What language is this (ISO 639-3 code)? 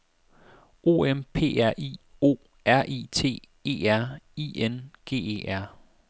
dan